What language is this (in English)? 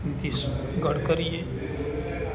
Gujarati